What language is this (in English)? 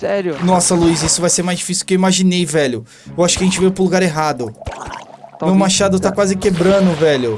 Portuguese